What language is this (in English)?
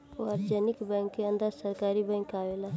Bhojpuri